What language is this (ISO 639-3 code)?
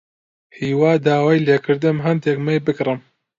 ckb